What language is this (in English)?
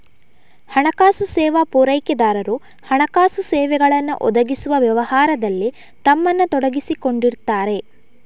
Kannada